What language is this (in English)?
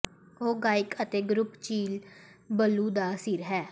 Punjabi